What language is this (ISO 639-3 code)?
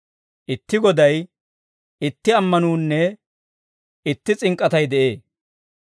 dwr